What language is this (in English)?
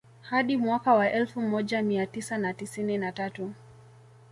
Swahili